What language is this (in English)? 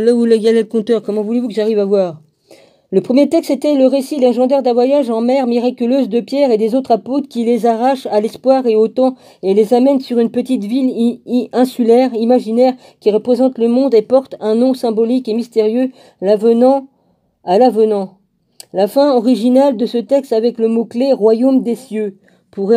French